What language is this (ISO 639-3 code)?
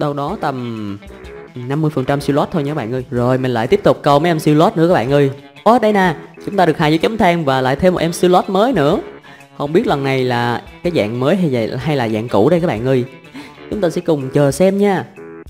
vie